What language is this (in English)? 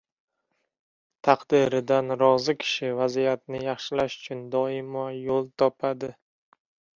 Uzbek